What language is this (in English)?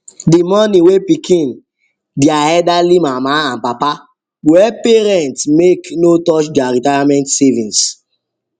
Nigerian Pidgin